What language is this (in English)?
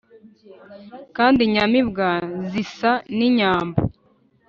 Kinyarwanda